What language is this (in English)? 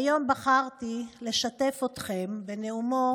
Hebrew